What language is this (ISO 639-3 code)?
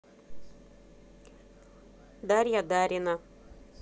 rus